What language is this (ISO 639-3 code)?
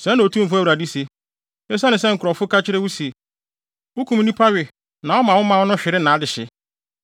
aka